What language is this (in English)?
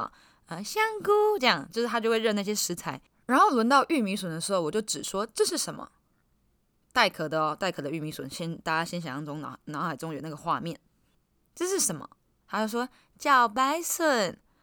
Chinese